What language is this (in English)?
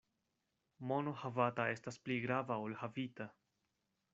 Esperanto